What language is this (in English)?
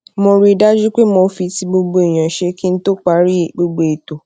Yoruba